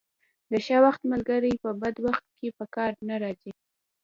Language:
Pashto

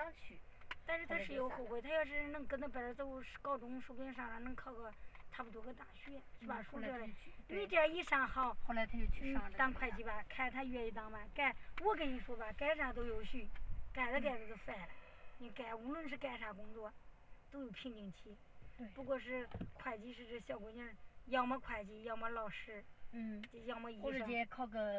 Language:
Chinese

